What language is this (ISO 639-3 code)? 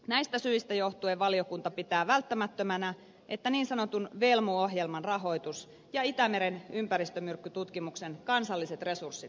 fin